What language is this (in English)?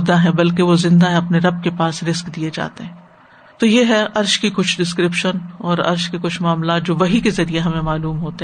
Urdu